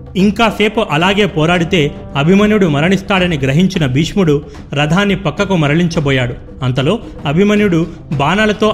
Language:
Telugu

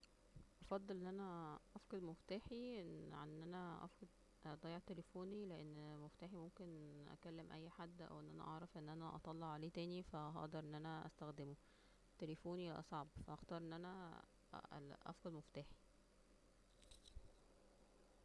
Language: Egyptian Arabic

